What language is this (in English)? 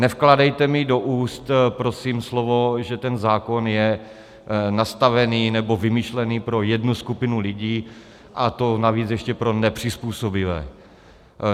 Czech